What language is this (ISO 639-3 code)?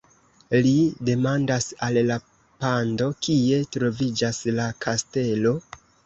epo